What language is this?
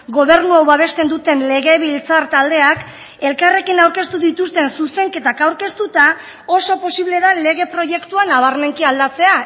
Basque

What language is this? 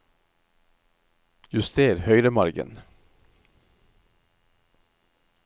Norwegian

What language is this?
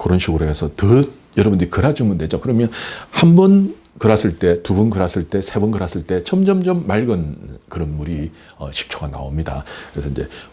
Korean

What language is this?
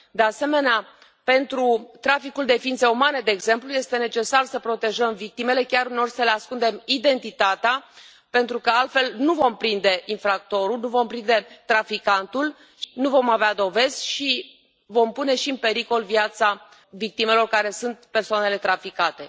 Romanian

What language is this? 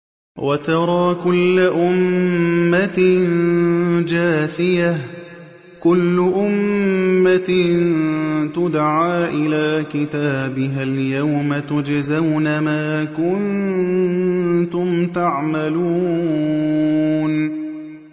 Arabic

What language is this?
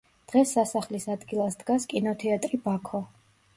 Georgian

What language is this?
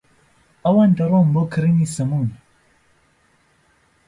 Central Kurdish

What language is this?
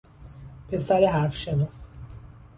Persian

